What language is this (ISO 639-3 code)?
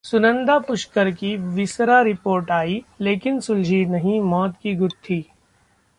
hin